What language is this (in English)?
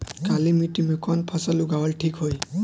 Bhojpuri